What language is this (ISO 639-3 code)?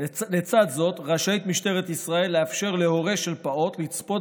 heb